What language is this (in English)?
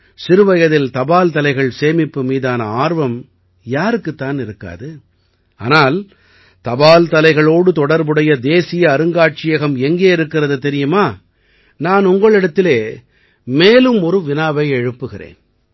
Tamil